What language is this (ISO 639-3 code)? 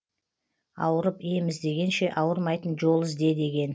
kaz